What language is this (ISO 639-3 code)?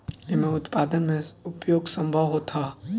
bho